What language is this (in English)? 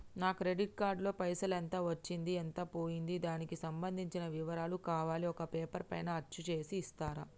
Telugu